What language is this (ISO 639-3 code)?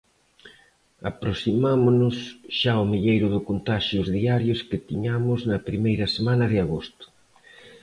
glg